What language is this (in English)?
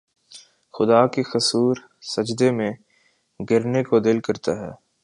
Urdu